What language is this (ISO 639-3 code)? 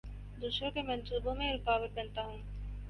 urd